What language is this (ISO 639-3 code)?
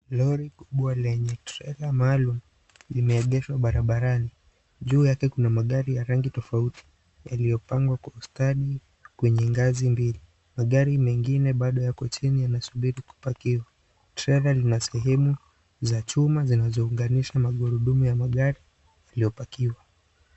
swa